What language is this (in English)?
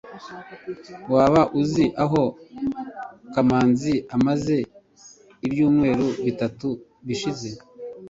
Kinyarwanda